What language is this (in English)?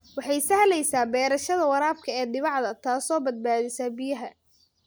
Somali